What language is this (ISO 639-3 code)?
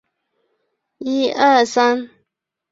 zho